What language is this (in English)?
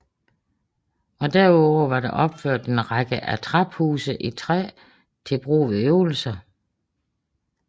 Danish